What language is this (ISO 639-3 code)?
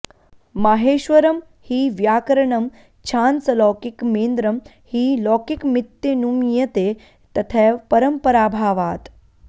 san